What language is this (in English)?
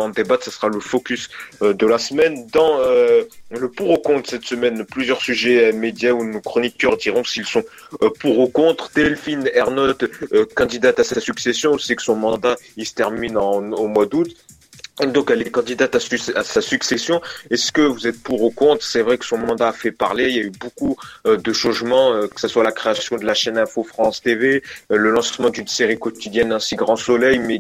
French